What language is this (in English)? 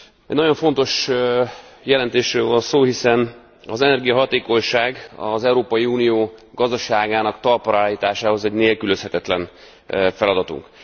Hungarian